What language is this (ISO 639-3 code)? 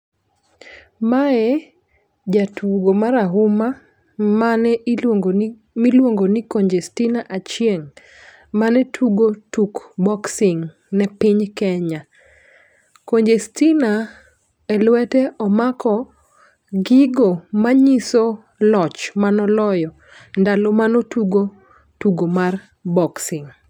luo